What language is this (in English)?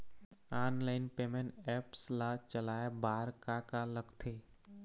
Chhattisgarhi